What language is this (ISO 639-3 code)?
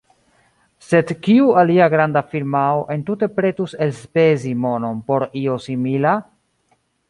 epo